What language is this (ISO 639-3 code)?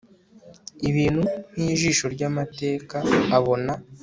kin